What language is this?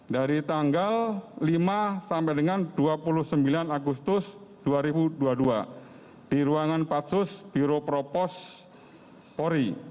Indonesian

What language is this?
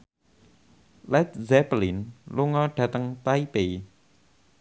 Javanese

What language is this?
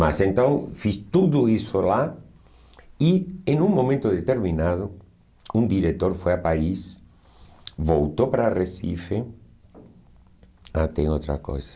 Portuguese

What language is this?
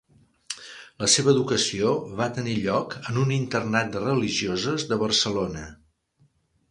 Catalan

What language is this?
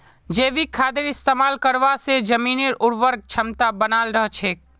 Magahi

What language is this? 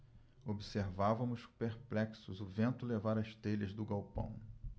Portuguese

